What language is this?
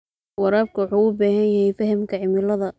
Somali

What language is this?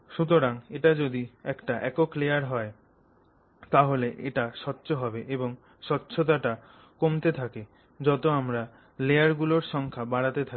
Bangla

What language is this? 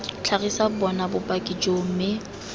Tswana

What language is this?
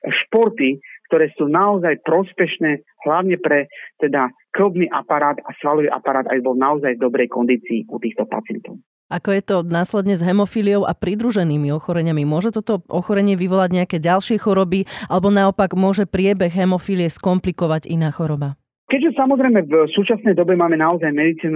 Slovak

